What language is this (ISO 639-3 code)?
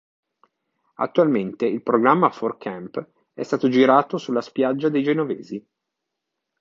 ita